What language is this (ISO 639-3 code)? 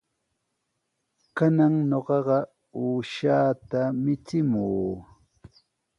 qws